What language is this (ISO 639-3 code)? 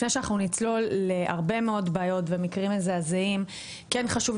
heb